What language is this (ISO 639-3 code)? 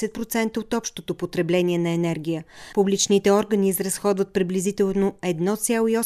bul